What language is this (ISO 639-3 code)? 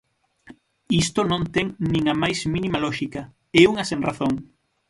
glg